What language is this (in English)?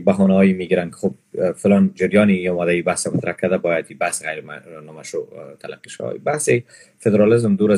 Persian